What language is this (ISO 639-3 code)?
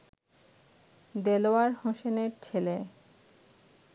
ben